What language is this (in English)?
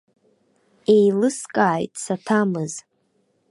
Abkhazian